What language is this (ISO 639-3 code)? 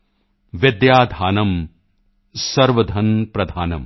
pan